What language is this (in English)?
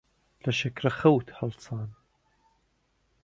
Central Kurdish